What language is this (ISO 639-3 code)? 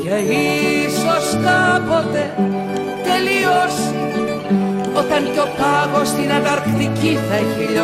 ell